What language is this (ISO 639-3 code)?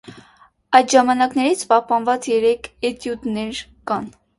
hye